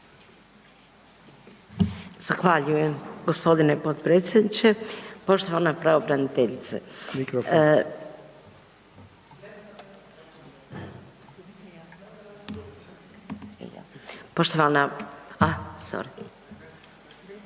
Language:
Croatian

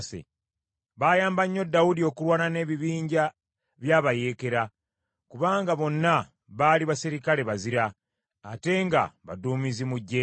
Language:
Ganda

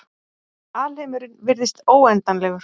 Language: Icelandic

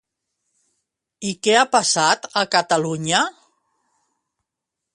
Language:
Catalan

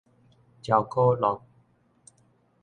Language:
Min Nan Chinese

